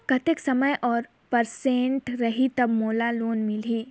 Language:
Chhattisgarhi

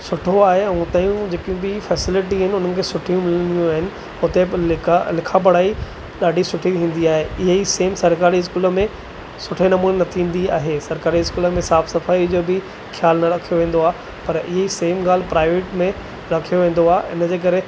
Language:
Sindhi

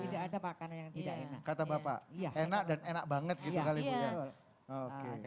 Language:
Indonesian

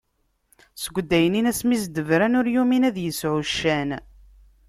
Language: Kabyle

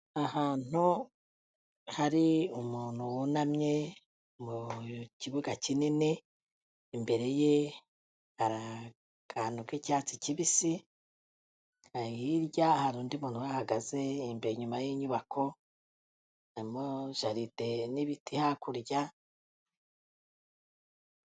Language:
Kinyarwanda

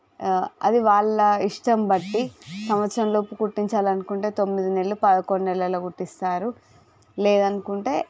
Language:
Telugu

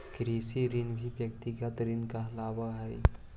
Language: Magahi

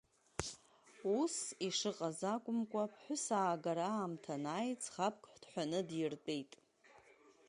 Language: Abkhazian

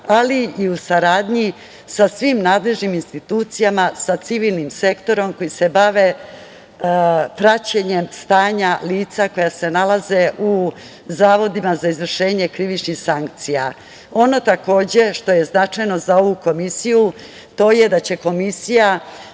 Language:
Serbian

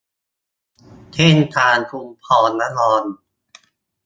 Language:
Thai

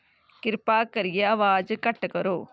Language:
Dogri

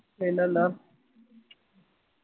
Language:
Malayalam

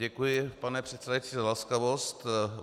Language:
Czech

